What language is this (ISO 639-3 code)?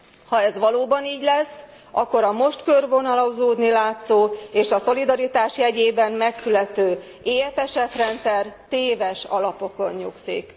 hun